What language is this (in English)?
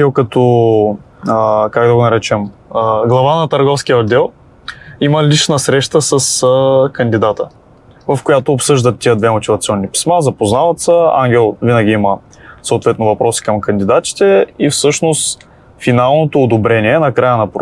Bulgarian